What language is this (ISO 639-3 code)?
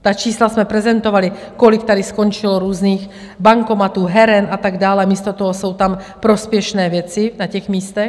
ces